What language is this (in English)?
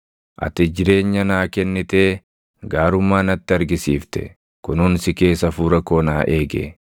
Oromo